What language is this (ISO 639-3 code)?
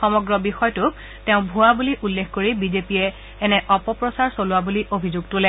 asm